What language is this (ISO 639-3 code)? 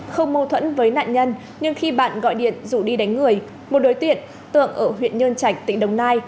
vie